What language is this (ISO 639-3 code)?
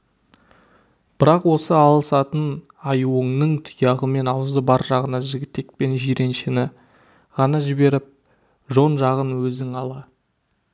kaz